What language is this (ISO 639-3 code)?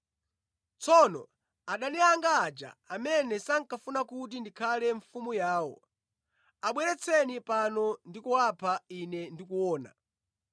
nya